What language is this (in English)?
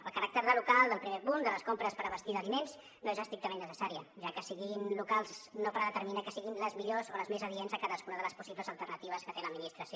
Catalan